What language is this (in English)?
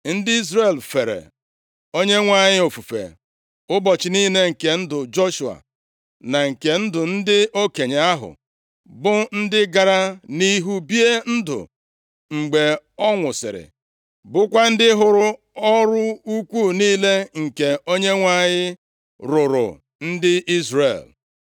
Igbo